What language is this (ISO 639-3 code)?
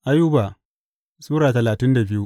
hau